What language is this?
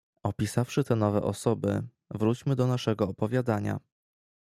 Polish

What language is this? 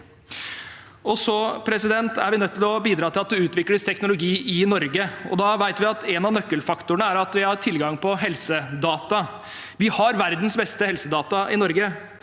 Norwegian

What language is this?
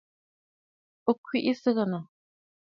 Bafut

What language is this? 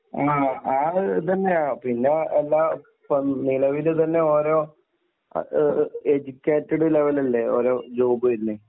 Malayalam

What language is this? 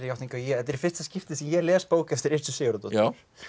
Icelandic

